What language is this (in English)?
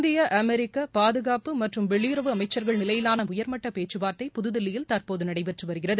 Tamil